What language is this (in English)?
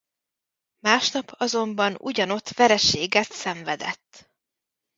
Hungarian